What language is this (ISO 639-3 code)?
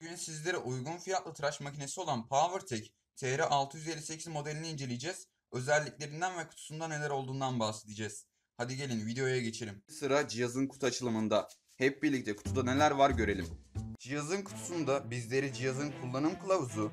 tur